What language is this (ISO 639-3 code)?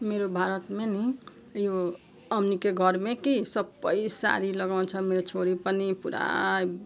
nep